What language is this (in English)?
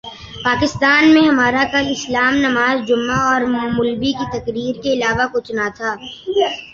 Urdu